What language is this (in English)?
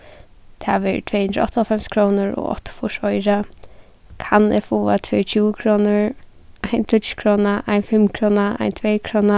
Faroese